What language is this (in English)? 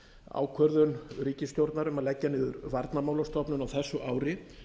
Icelandic